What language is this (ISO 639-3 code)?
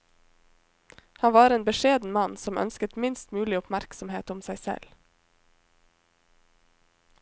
nor